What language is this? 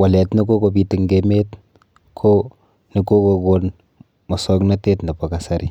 Kalenjin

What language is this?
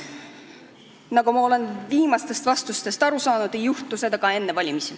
Estonian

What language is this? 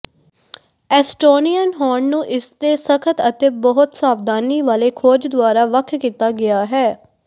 Punjabi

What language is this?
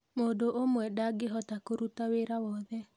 Kikuyu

